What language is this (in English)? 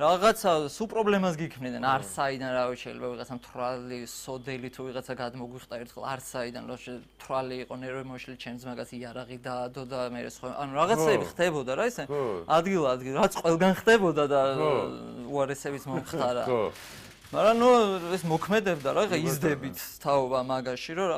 Turkish